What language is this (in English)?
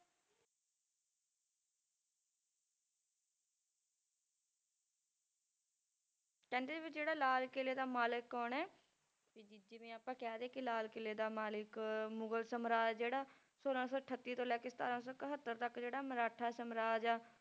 Punjabi